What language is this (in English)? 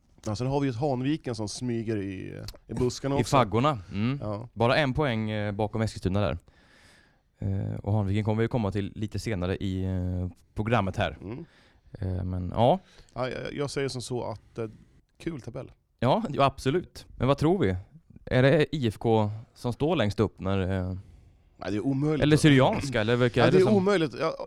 Swedish